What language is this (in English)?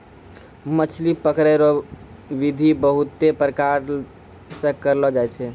Maithili